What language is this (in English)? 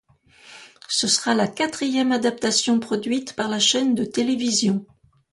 French